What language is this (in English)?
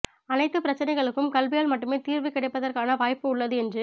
Tamil